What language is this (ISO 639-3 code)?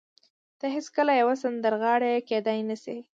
pus